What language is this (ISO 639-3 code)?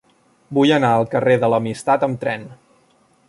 cat